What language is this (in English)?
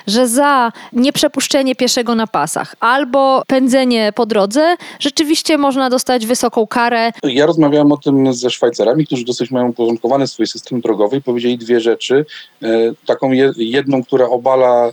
Polish